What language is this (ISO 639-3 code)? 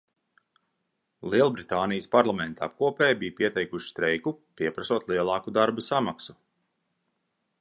lav